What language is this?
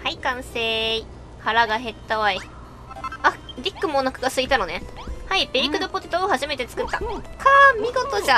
Japanese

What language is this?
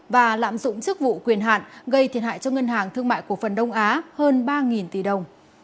Vietnamese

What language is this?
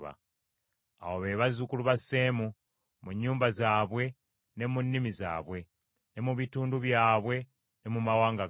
Ganda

